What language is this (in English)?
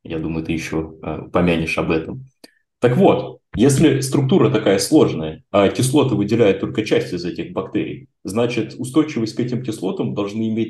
Russian